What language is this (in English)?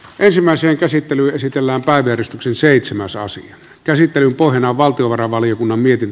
Finnish